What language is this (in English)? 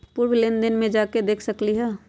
Magahi